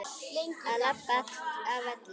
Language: Icelandic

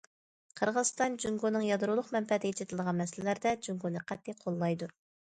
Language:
Uyghur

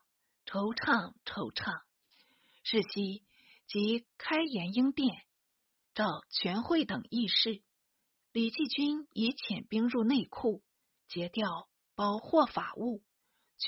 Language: Chinese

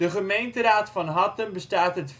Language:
Dutch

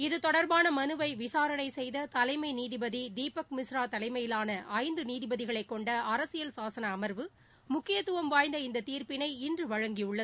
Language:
Tamil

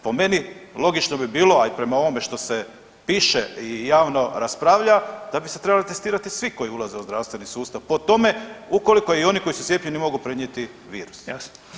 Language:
Croatian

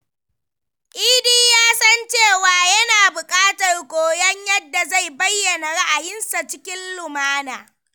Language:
Hausa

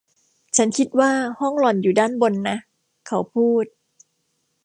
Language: Thai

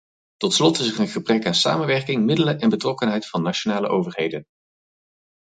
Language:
Dutch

